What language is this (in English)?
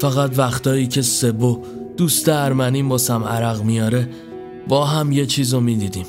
Persian